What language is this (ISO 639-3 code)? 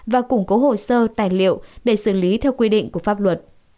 vie